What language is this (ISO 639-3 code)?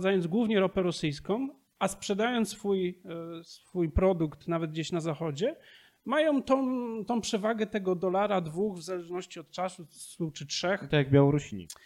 pol